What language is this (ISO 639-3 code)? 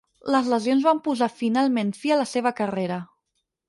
cat